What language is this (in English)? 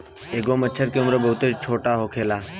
Bhojpuri